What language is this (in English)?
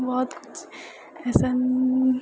Maithili